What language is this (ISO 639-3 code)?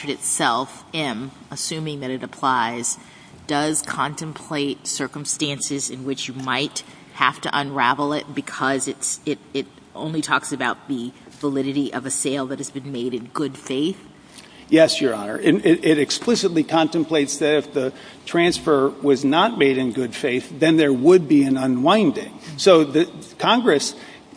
eng